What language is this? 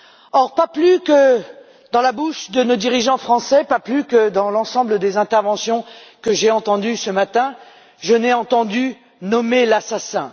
French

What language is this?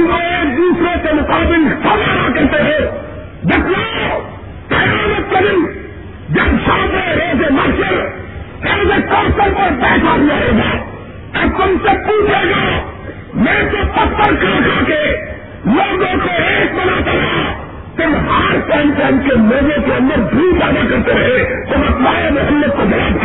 Urdu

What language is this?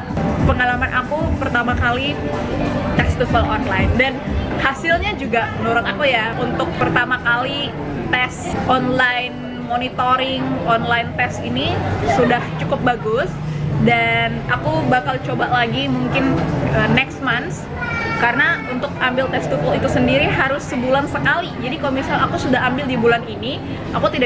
Indonesian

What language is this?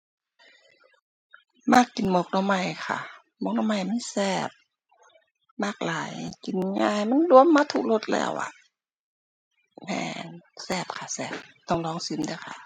Thai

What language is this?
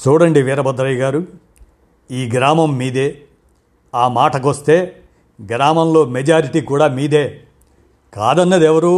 Telugu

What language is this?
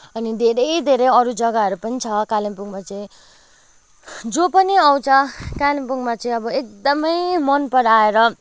Nepali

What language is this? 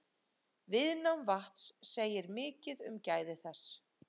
Icelandic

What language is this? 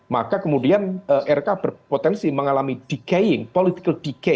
Indonesian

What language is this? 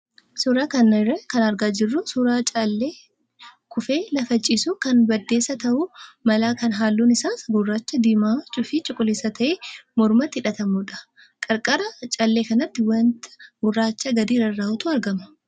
Oromo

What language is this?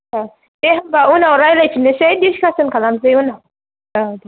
Bodo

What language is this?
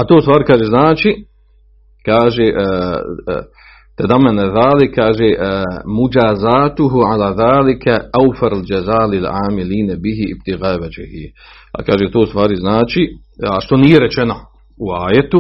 Croatian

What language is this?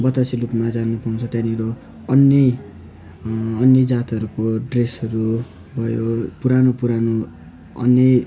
Nepali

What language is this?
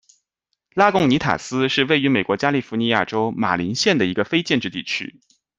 Chinese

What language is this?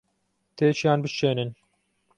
Central Kurdish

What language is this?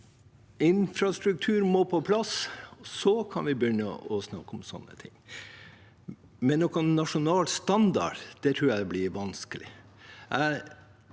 Norwegian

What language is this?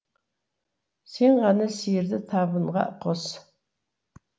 Kazakh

